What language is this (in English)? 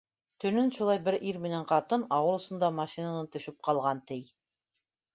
Bashkir